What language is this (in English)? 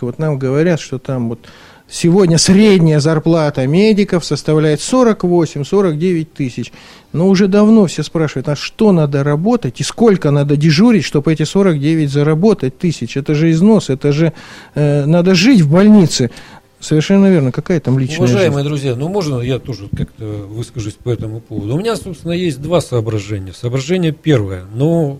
Russian